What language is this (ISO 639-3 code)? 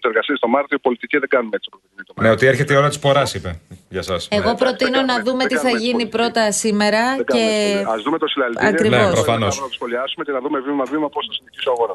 ell